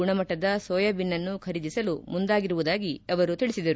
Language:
Kannada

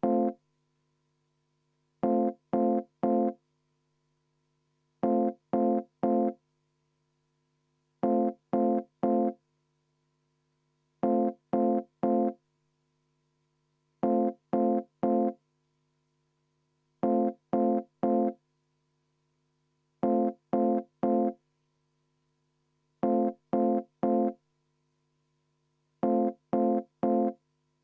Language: Estonian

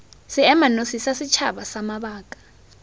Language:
Tswana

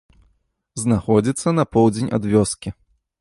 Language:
Belarusian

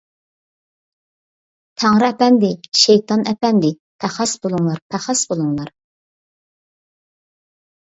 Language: Uyghur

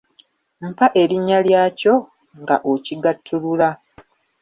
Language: Ganda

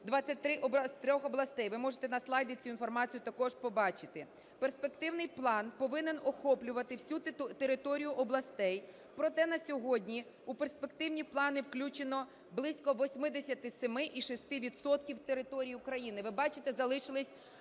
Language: Ukrainian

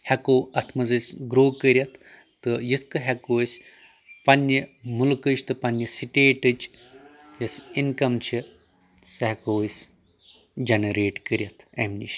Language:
Kashmiri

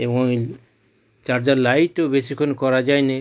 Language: Bangla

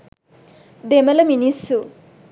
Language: Sinhala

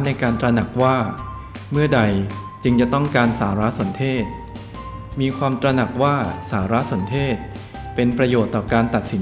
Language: Thai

